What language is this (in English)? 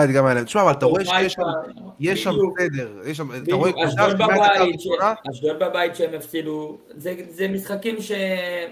Hebrew